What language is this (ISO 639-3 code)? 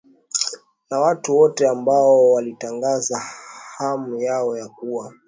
swa